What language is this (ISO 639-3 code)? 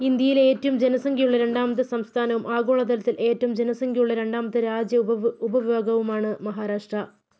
mal